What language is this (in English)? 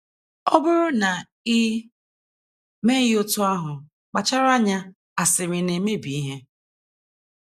Igbo